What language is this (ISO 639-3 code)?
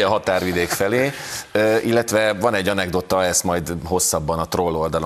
hun